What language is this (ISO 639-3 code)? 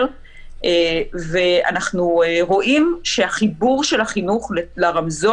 heb